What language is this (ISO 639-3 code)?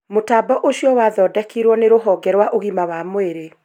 kik